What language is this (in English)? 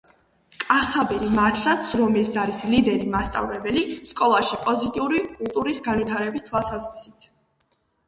Georgian